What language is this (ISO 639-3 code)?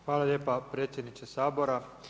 hrv